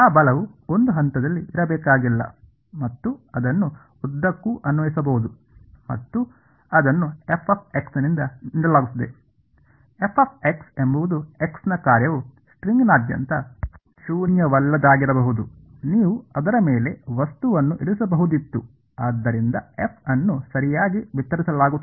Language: Kannada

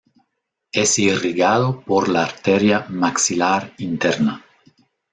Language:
Spanish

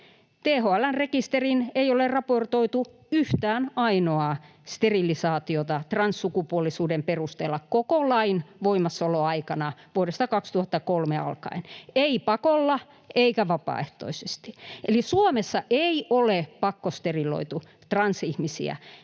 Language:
Finnish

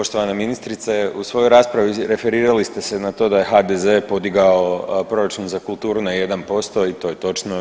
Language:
Croatian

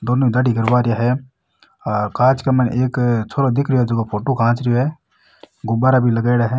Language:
Rajasthani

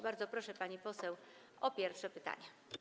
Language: Polish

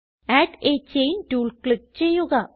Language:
Malayalam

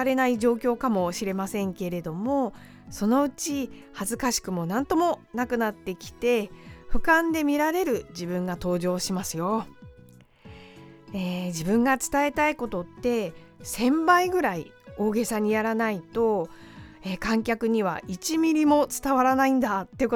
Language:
Japanese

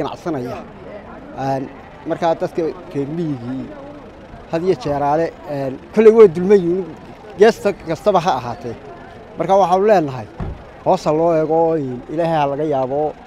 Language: Arabic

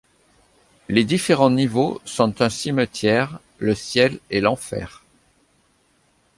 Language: French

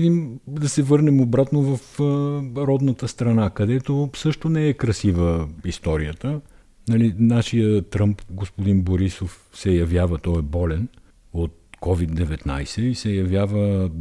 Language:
Bulgarian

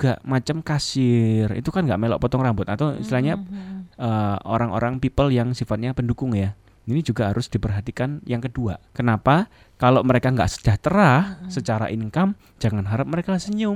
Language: Indonesian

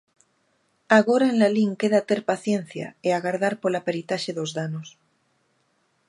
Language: Galician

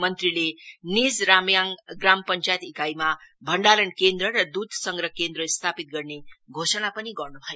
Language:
Nepali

